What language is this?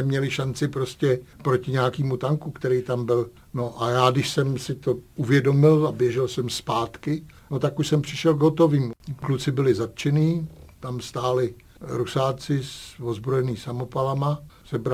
Czech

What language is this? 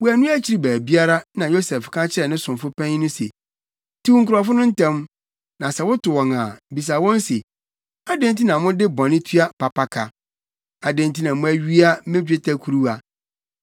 Akan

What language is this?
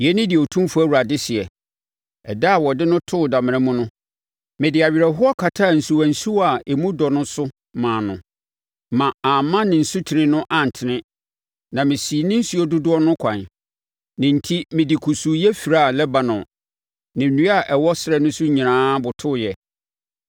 Akan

